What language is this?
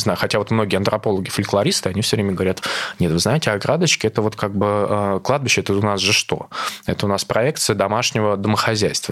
Russian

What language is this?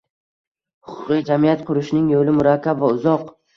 Uzbek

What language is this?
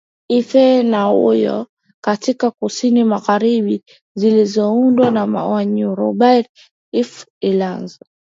Swahili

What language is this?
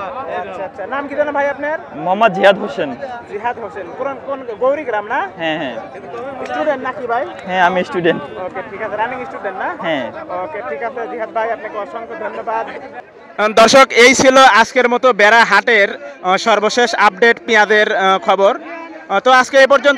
Bangla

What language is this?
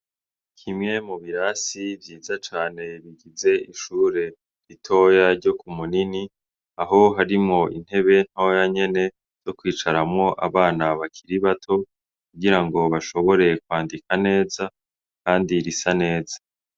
Rundi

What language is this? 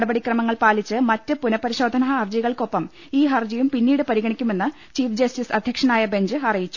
Malayalam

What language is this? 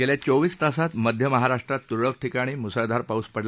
Marathi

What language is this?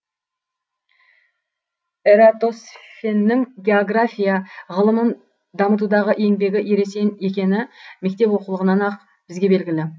Kazakh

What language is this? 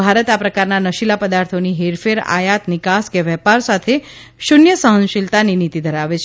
Gujarati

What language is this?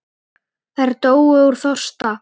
Icelandic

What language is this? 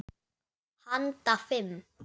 Icelandic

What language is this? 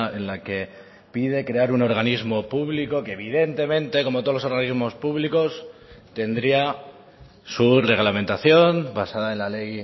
Spanish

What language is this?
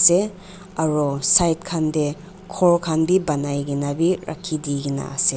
Naga Pidgin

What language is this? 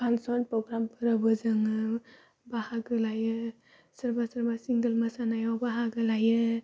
Bodo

